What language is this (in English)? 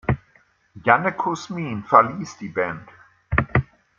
German